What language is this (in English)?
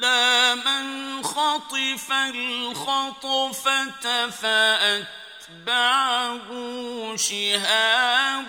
Arabic